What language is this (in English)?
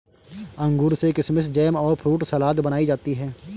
Hindi